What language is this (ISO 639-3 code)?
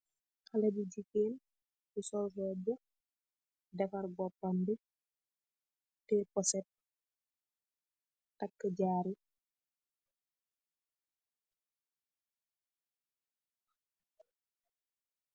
wol